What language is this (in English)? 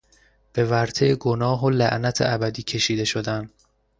Persian